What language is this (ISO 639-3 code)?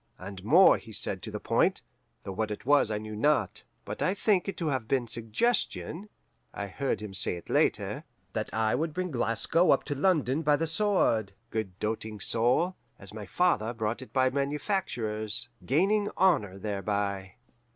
eng